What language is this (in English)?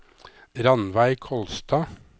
Norwegian